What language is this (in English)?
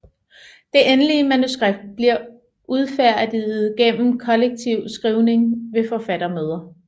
Danish